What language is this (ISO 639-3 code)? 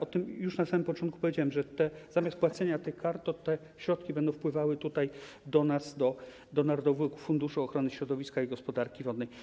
pol